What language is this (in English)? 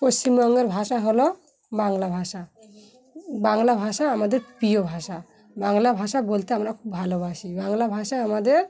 Bangla